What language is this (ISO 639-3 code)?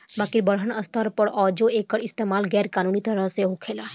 bho